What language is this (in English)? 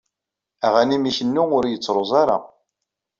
Kabyle